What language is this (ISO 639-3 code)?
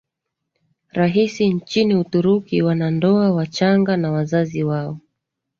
swa